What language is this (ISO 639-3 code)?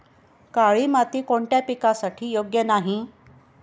mar